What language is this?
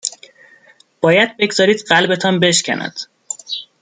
Persian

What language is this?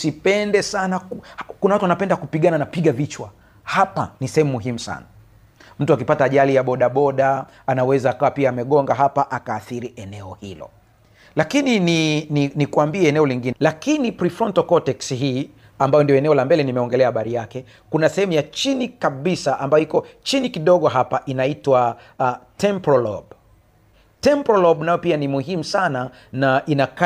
Swahili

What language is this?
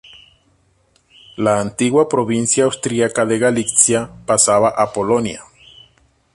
Spanish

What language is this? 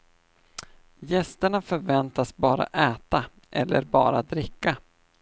Swedish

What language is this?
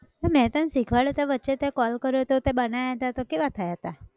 Gujarati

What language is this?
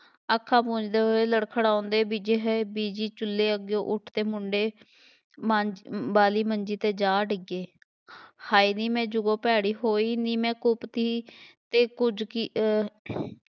Punjabi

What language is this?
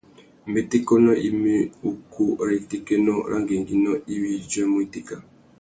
Tuki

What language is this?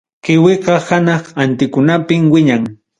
Ayacucho Quechua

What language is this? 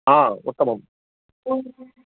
Sanskrit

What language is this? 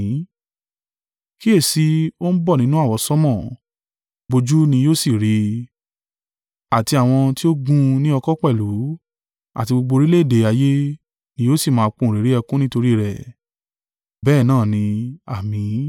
Yoruba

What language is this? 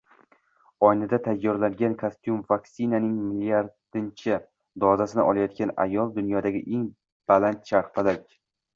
Uzbek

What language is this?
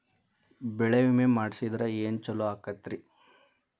Kannada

